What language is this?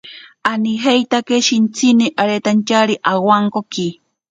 Ashéninka Perené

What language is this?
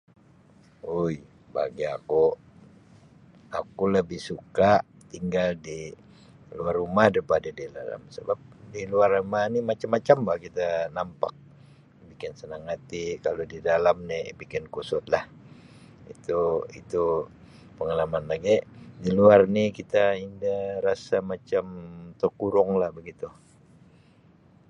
Sabah Malay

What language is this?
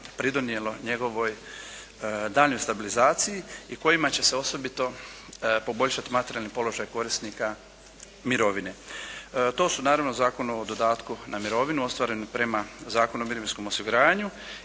Croatian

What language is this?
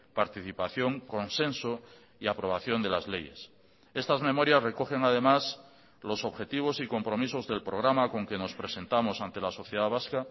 Spanish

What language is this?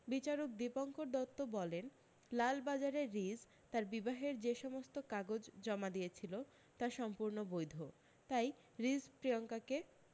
Bangla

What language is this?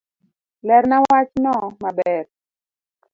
Luo (Kenya and Tanzania)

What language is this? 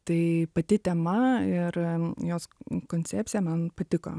Lithuanian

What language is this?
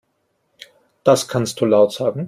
German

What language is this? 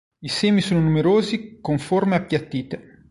Italian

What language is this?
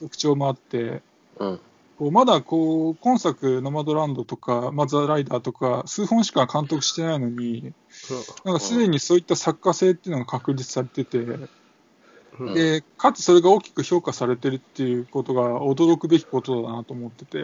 Japanese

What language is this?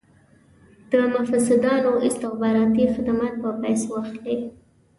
Pashto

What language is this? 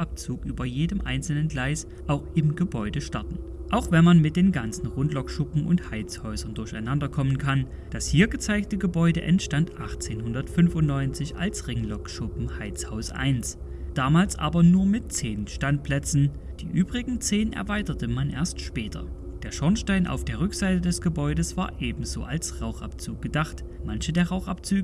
German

